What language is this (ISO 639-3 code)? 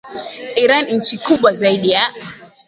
swa